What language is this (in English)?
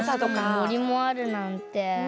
Japanese